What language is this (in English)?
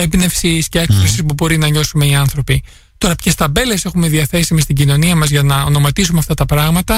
Greek